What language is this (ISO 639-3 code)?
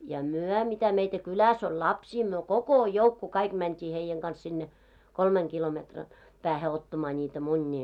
fin